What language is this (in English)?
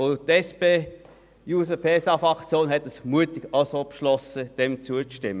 Swiss German